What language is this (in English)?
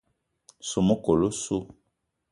Eton (Cameroon)